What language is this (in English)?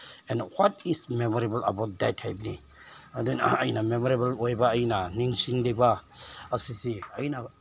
Manipuri